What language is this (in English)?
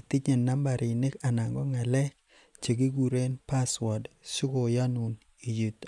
Kalenjin